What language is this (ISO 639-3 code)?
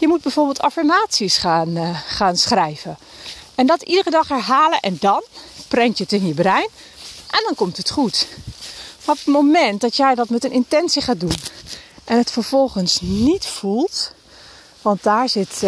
nld